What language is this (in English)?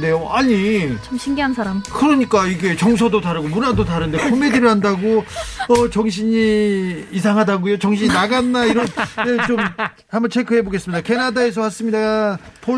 Korean